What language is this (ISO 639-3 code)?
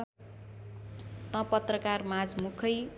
nep